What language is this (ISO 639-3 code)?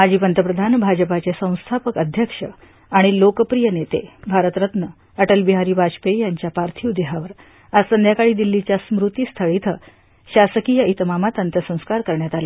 mar